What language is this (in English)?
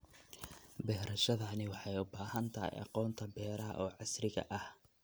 Somali